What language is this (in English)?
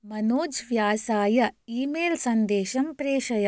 Sanskrit